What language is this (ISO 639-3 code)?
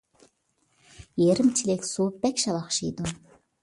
uig